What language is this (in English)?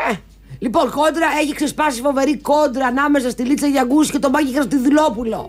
Greek